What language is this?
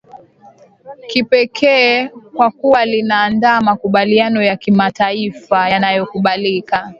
Swahili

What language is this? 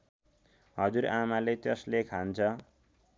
Nepali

